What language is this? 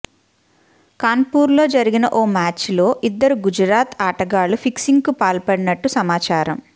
Telugu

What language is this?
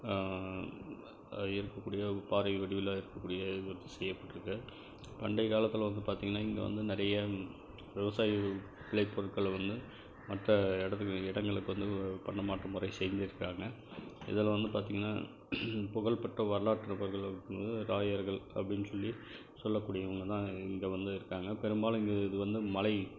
Tamil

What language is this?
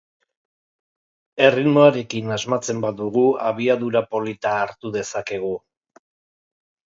Basque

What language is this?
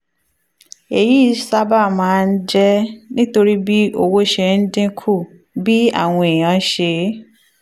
Yoruba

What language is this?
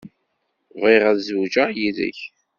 Kabyle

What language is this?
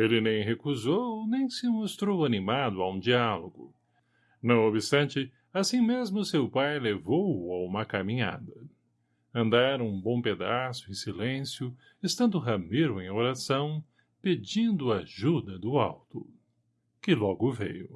Portuguese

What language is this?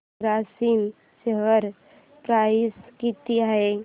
Marathi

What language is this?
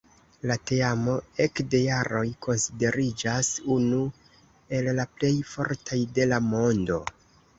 Esperanto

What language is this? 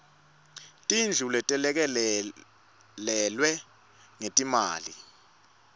Swati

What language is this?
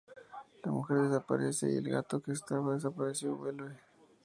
Spanish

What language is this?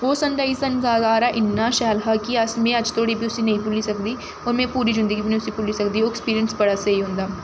Dogri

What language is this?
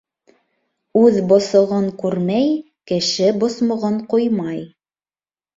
Bashkir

